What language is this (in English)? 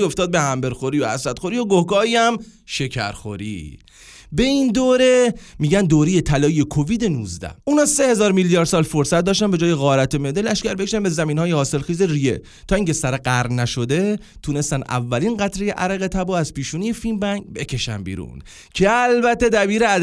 Persian